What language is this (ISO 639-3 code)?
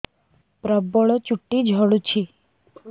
ori